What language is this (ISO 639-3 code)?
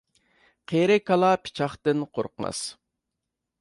uig